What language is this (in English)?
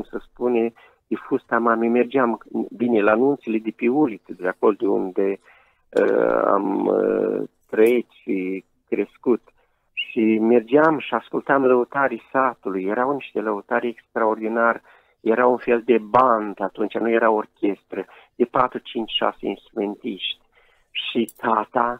Romanian